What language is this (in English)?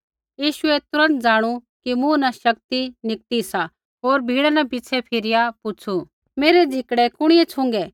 Kullu Pahari